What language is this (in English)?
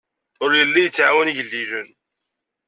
Kabyle